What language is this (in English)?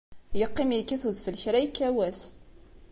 Kabyle